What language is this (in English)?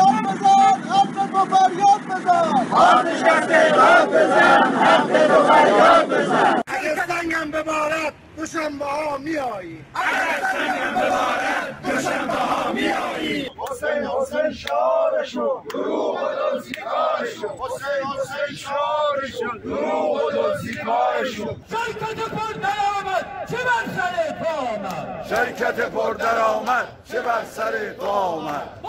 Persian